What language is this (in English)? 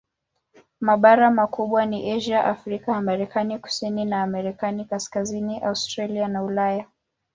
Swahili